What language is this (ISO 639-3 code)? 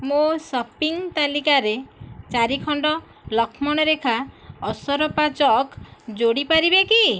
ori